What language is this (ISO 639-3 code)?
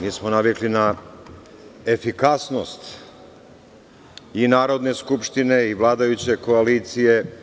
srp